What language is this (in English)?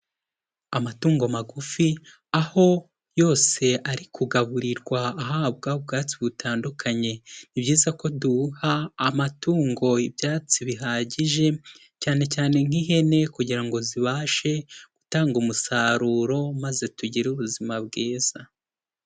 Kinyarwanda